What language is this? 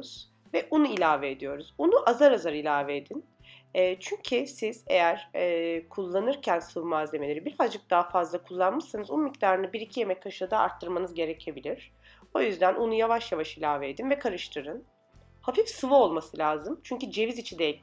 Turkish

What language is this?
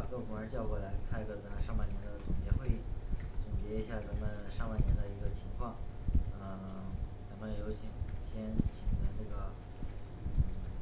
Chinese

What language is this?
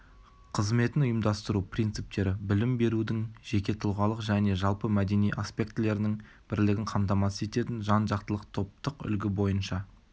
Kazakh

